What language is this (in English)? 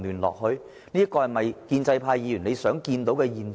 Cantonese